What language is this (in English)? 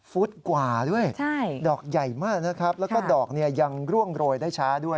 Thai